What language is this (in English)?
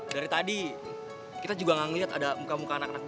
Indonesian